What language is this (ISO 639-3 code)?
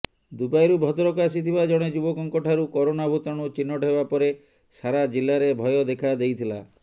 ori